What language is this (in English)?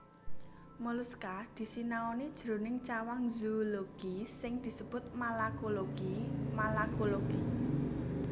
Javanese